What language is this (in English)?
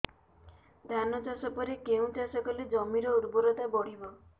Odia